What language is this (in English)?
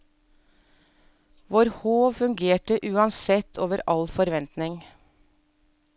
Norwegian